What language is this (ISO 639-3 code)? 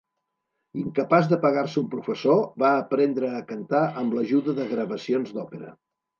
cat